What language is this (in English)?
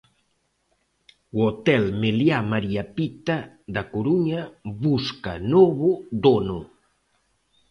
Galician